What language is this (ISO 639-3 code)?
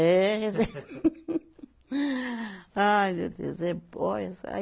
por